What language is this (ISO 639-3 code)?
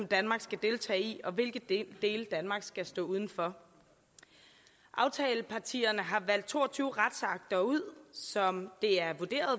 dan